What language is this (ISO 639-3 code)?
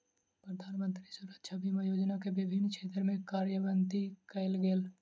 mai